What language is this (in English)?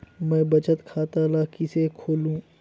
Chhattisgarhi